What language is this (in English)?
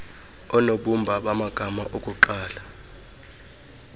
Xhosa